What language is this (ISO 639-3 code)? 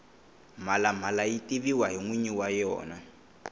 tso